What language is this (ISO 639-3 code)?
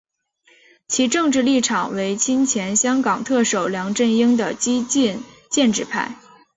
zho